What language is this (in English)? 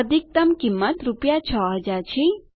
Gujarati